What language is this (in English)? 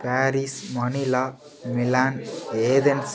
Tamil